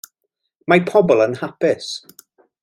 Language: Welsh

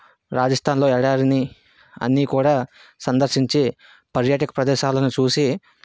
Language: Telugu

